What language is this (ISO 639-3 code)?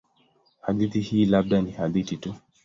swa